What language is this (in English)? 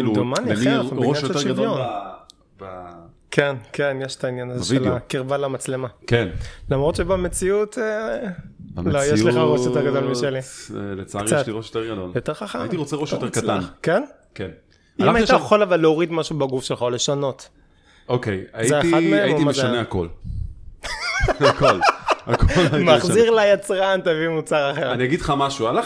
Hebrew